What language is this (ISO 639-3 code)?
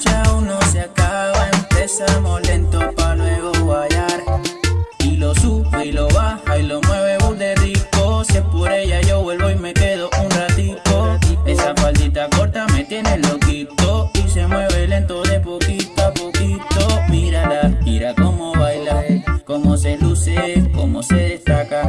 vie